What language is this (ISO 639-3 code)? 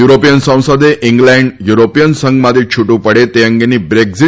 guj